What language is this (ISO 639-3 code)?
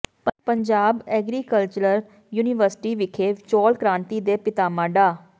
pan